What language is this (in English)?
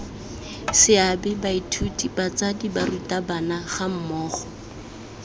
Tswana